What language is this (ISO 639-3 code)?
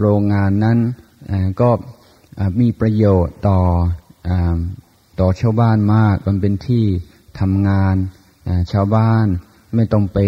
tha